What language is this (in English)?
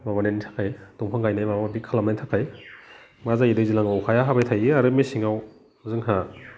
Bodo